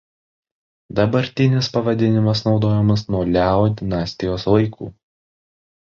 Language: Lithuanian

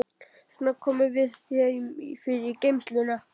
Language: Icelandic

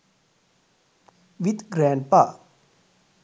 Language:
Sinhala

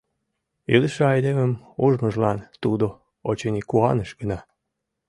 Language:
Mari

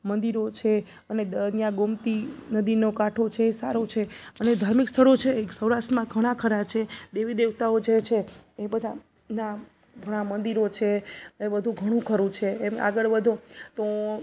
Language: Gujarati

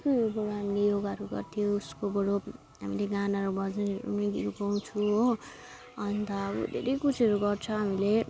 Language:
Nepali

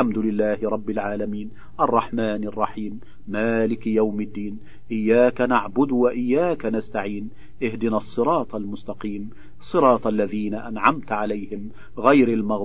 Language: Arabic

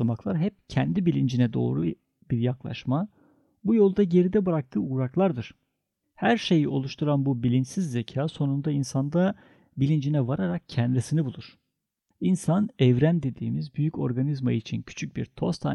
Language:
Turkish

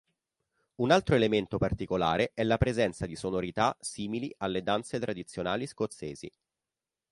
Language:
Italian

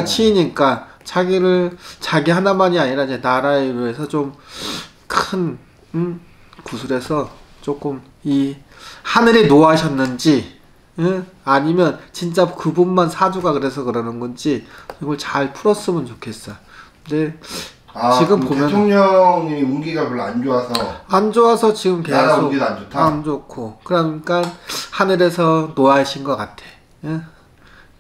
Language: Korean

